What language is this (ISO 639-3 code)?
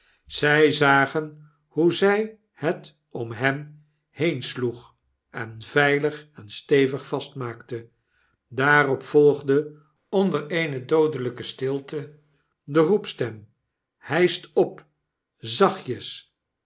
nld